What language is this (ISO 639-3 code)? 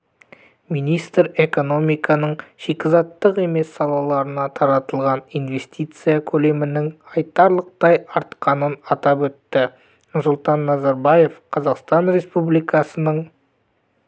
kaz